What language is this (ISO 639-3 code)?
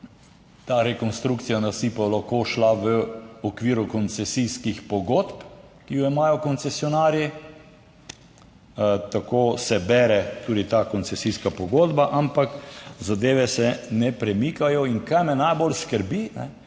slv